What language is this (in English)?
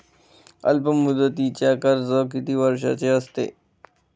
Marathi